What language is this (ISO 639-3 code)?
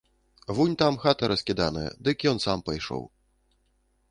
bel